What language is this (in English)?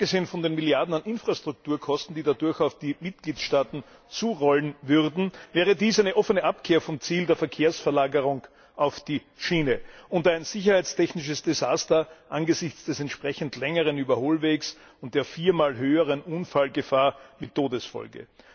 German